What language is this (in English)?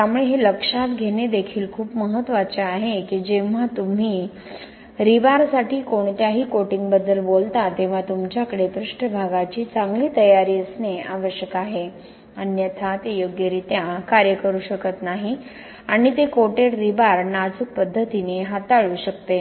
Marathi